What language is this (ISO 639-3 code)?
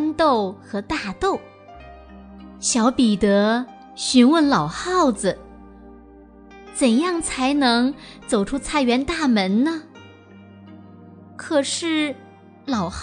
zho